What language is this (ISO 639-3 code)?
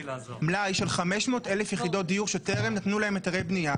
heb